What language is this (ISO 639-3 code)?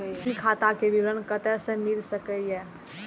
mai